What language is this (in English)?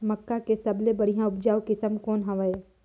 Chhattisgarhi